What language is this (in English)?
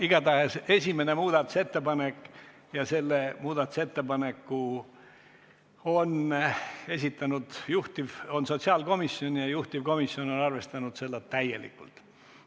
Estonian